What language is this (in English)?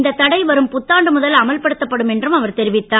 Tamil